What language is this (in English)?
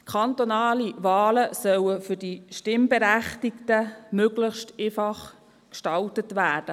Swiss German